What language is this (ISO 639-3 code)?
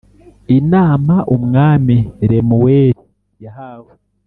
kin